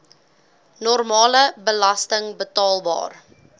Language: Afrikaans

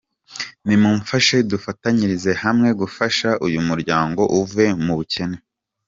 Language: Kinyarwanda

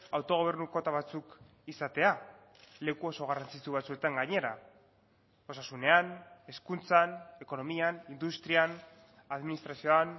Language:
Basque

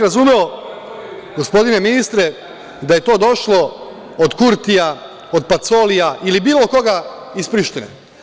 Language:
Serbian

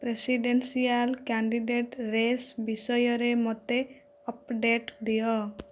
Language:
Odia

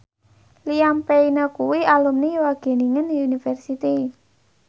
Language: Javanese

